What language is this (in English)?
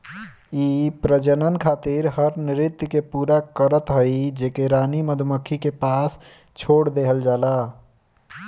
Bhojpuri